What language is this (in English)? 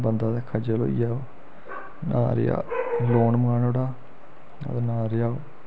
Dogri